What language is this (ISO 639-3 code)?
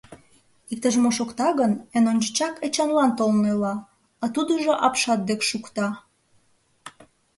chm